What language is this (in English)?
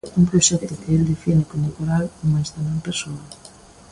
Galician